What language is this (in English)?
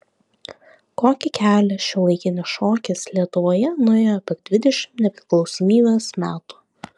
Lithuanian